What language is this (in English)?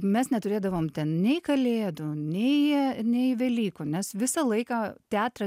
Lithuanian